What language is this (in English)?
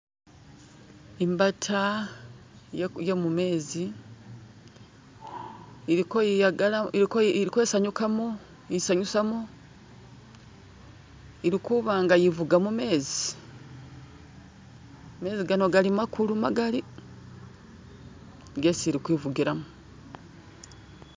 Masaaba